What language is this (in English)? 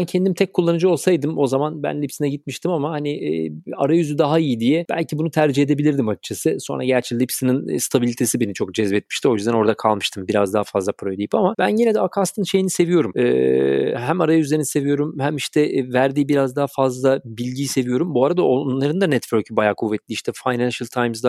Turkish